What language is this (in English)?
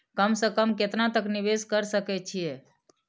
Maithili